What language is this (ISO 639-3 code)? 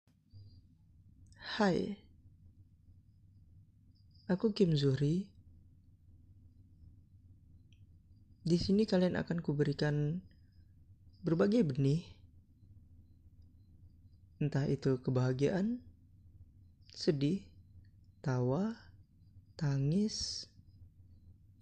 ind